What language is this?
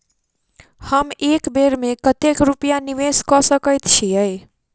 Maithili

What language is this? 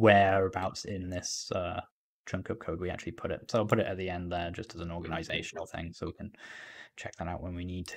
English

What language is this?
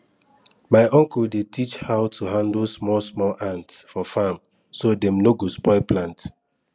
Nigerian Pidgin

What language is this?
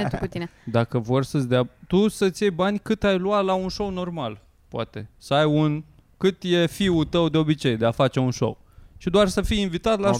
Romanian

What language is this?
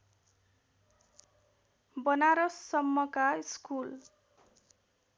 Nepali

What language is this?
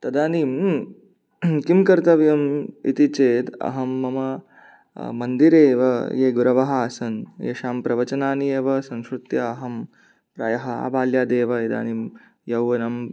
Sanskrit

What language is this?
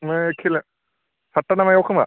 Bodo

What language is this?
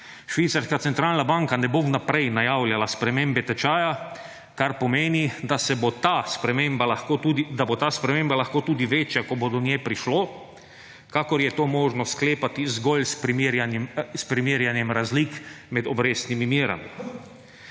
Slovenian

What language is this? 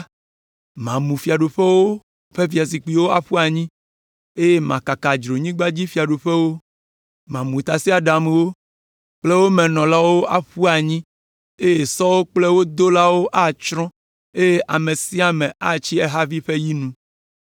Ewe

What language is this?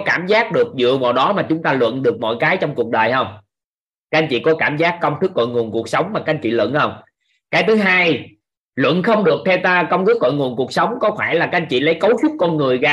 Vietnamese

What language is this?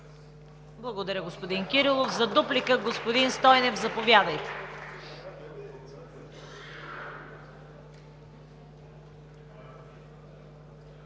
Bulgarian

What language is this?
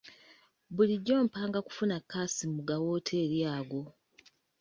Ganda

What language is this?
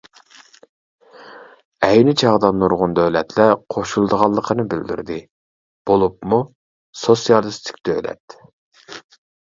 Uyghur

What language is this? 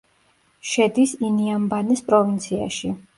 Georgian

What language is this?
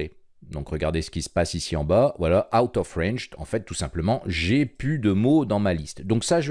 French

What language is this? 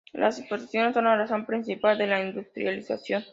Spanish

